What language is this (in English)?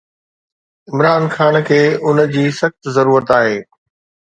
Sindhi